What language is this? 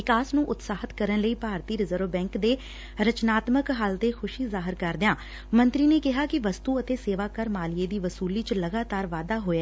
Punjabi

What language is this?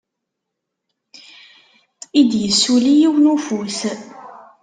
Kabyle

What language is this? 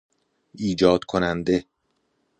Persian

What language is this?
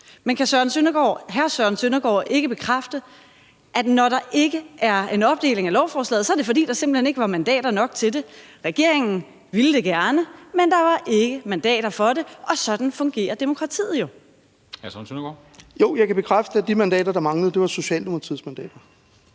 Danish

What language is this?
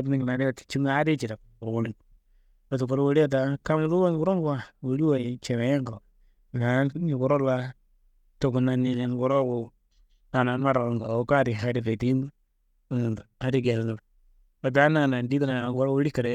Kanembu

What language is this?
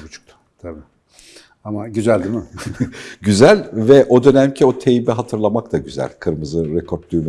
Turkish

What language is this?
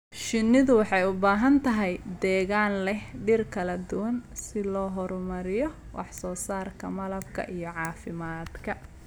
Somali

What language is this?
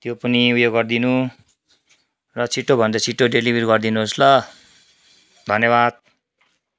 Nepali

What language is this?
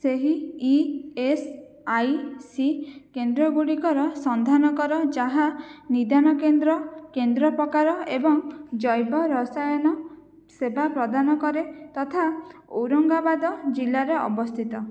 Odia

